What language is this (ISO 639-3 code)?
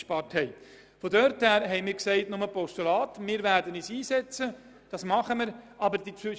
gsw